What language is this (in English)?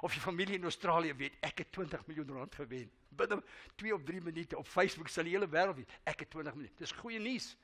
Dutch